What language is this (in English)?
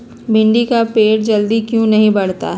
Magahi